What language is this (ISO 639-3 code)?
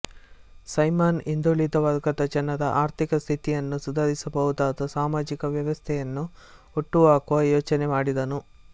kan